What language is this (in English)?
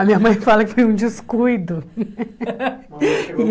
Portuguese